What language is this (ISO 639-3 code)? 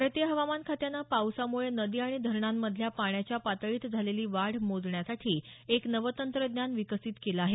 mar